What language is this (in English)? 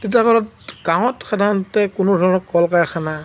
Assamese